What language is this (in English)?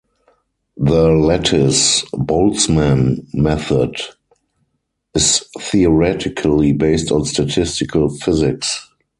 English